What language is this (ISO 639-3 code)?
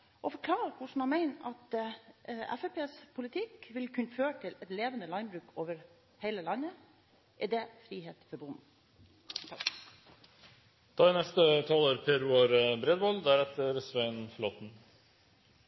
nob